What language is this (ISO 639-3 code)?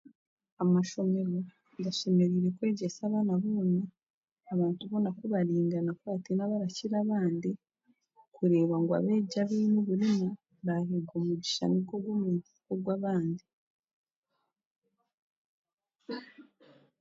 cgg